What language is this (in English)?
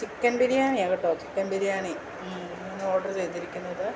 Malayalam